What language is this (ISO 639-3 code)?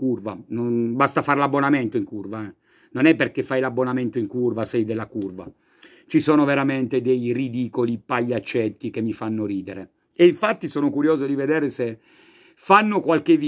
ita